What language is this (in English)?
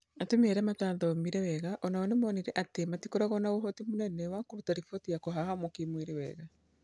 Kikuyu